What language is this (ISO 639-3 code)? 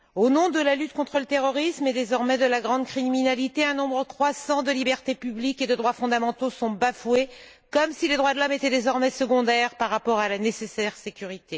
fra